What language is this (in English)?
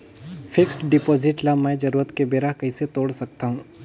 Chhattisgarhi